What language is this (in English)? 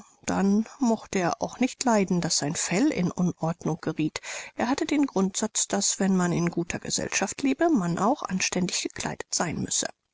German